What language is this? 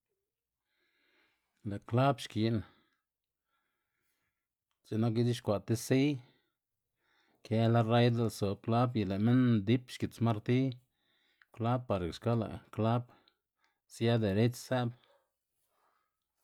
Xanaguía Zapotec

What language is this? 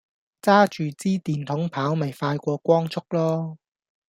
Cantonese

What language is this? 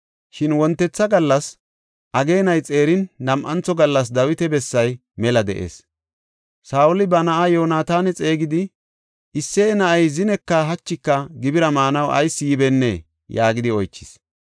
Gofa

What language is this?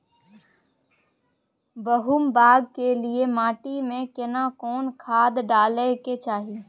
Maithili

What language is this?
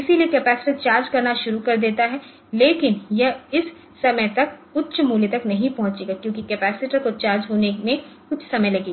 Hindi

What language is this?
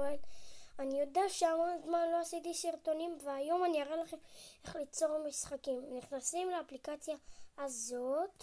Hebrew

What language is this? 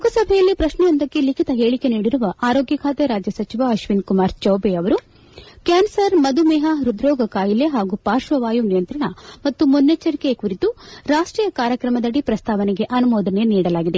Kannada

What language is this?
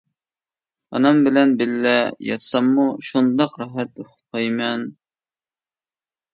Uyghur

